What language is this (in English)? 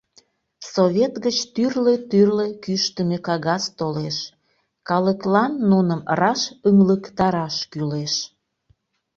Mari